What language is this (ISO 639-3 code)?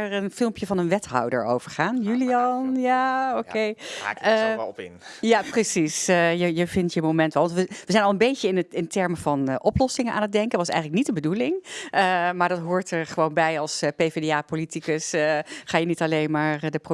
nld